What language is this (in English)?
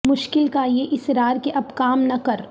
Urdu